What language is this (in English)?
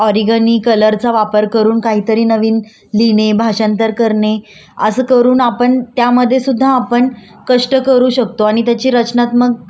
Marathi